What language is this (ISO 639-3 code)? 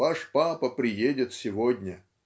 rus